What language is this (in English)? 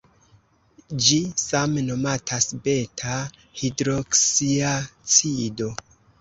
Esperanto